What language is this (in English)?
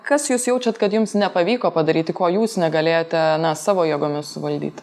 Lithuanian